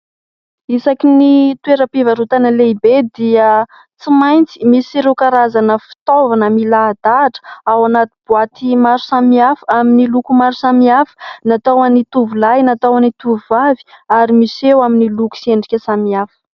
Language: Malagasy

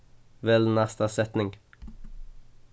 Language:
Faroese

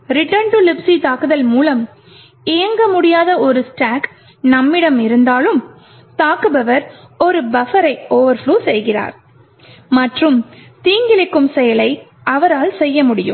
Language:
Tamil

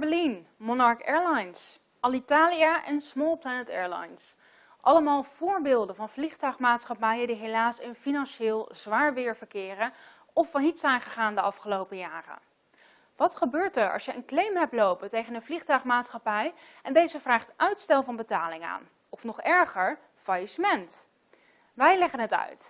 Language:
Dutch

